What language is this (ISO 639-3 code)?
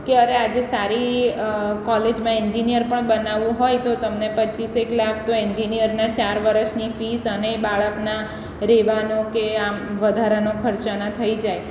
guj